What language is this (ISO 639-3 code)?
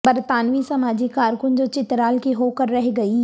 urd